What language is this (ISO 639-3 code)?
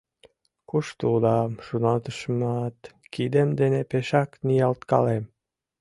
chm